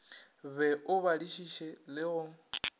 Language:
Northern Sotho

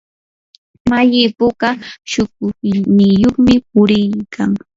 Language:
Yanahuanca Pasco Quechua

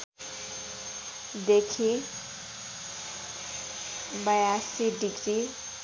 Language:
Nepali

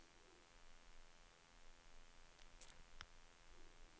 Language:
Swedish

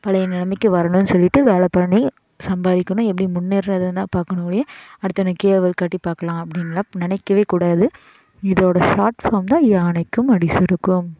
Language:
Tamil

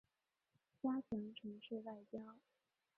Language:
Chinese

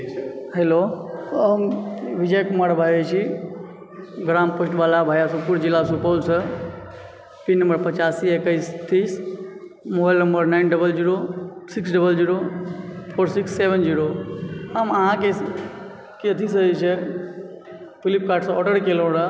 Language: Maithili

